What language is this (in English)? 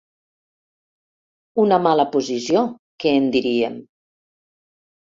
Catalan